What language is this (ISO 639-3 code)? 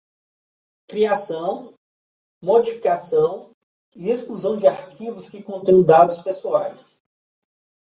por